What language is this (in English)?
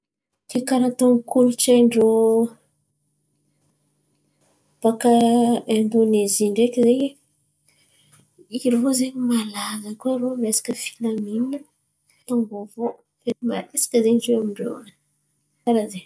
Antankarana Malagasy